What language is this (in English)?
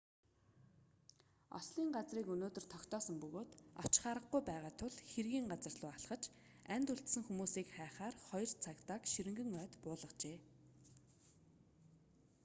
Mongolian